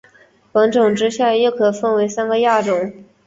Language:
Chinese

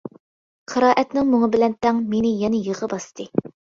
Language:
Uyghur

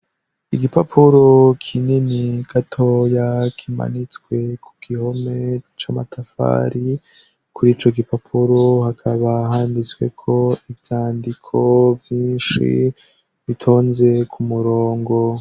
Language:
Rundi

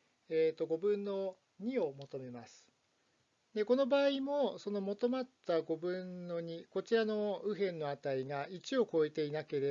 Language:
Japanese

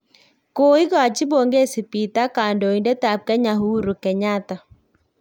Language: Kalenjin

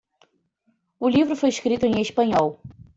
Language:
Portuguese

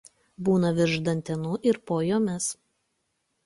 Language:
Lithuanian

